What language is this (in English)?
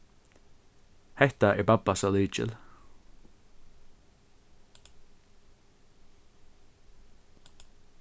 Faroese